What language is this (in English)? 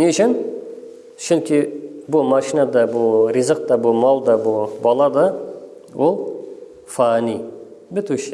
Turkish